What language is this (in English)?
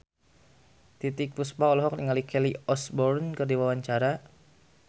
Sundanese